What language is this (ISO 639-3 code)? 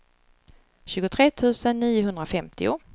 swe